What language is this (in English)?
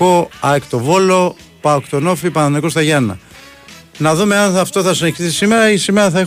Greek